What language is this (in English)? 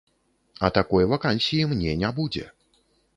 Belarusian